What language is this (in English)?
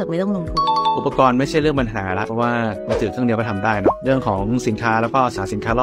Thai